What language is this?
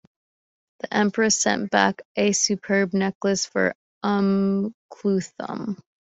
English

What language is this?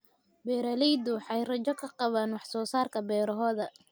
Somali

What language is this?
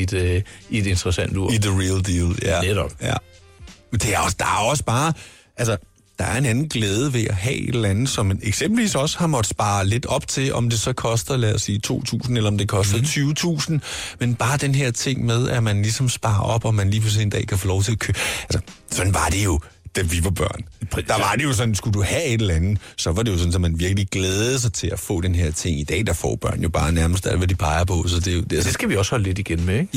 Danish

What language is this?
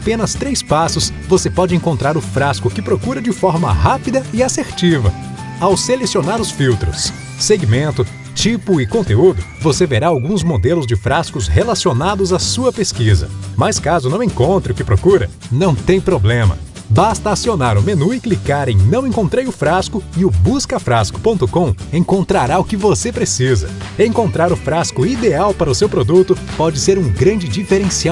Portuguese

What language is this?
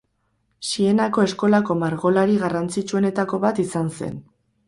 Basque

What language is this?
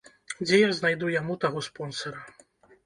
Belarusian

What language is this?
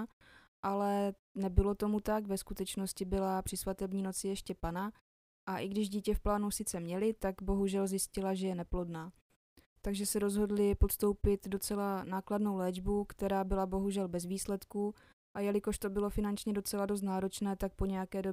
Czech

